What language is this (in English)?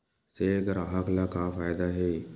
Chhattisgarhi